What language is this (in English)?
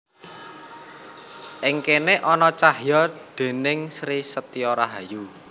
Javanese